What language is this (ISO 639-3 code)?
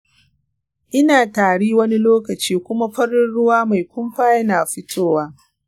hau